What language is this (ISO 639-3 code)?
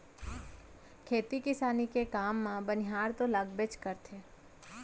hne